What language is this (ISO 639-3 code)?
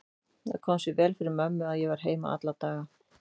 isl